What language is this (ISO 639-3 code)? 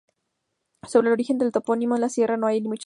spa